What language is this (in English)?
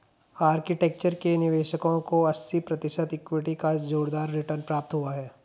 Hindi